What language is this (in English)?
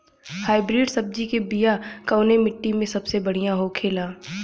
Bhojpuri